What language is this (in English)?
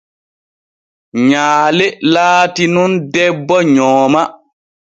Borgu Fulfulde